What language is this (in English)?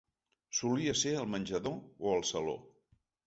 Catalan